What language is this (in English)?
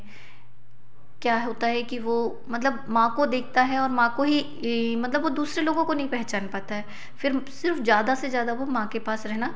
Hindi